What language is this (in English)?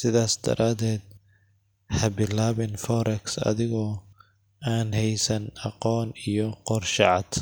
Somali